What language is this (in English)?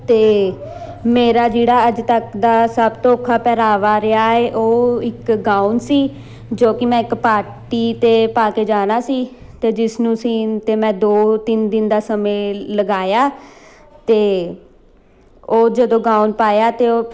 Punjabi